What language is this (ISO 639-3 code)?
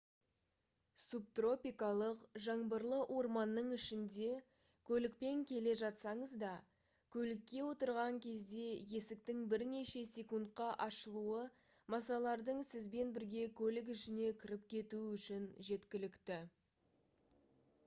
kaz